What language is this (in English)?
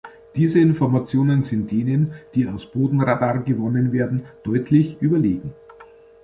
German